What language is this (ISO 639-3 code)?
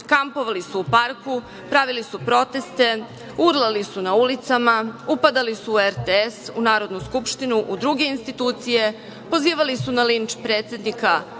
srp